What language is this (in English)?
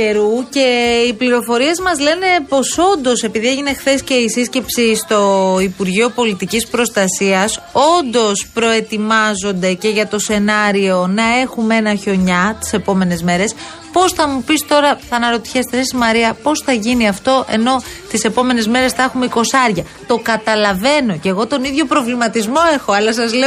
Greek